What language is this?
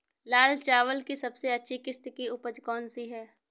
Hindi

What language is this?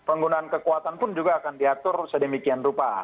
Indonesian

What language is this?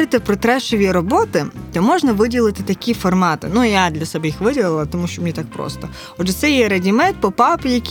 Ukrainian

